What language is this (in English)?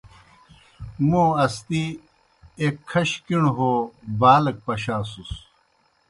Kohistani Shina